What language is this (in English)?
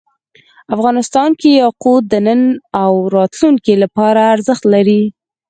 Pashto